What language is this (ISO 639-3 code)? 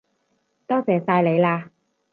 yue